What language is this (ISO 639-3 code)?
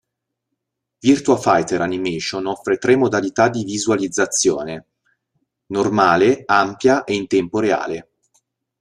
ita